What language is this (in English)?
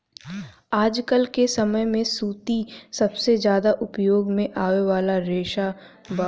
Bhojpuri